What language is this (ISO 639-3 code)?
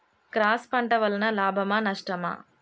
tel